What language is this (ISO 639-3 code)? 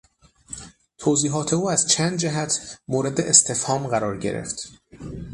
fas